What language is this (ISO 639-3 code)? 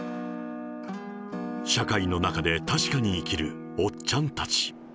jpn